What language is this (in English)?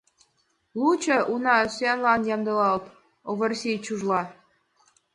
Mari